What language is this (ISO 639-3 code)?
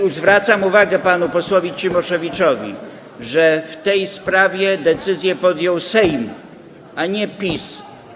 pol